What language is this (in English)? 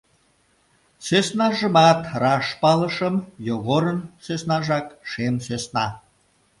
Mari